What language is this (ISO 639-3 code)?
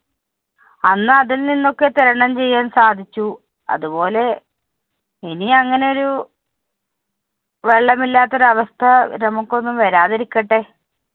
mal